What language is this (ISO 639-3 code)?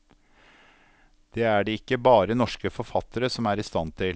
nor